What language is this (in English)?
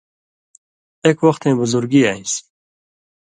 Indus Kohistani